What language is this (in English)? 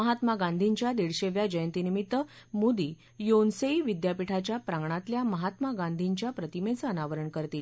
Marathi